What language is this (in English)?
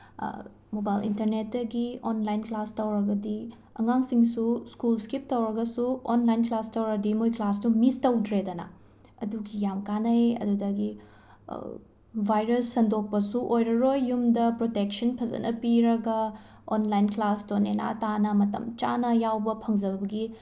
Manipuri